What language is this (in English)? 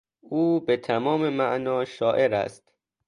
Persian